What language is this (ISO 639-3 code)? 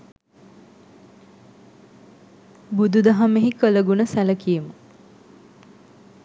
sin